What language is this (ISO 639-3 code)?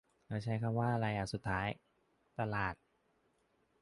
tha